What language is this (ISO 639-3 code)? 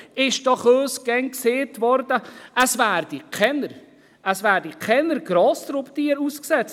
gsw